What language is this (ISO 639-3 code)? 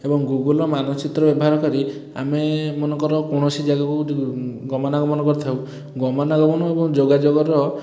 ori